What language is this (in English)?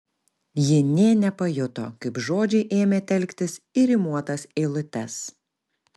Lithuanian